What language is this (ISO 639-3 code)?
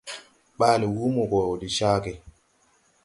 tui